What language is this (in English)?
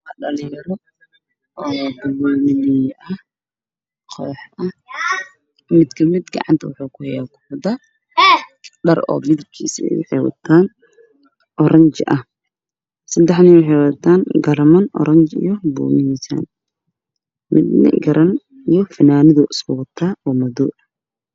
Somali